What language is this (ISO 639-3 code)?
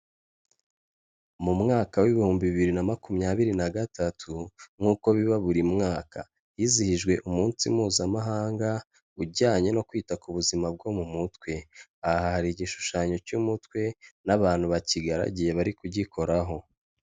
kin